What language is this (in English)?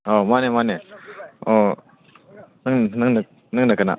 Manipuri